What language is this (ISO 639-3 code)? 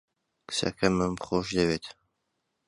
ckb